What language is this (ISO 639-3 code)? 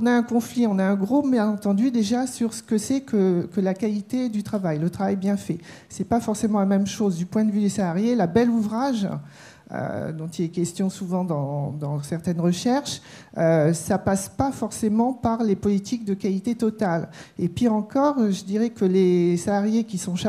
fra